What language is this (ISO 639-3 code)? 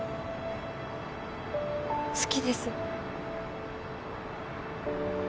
jpn